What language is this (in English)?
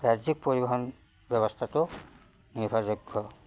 Assamese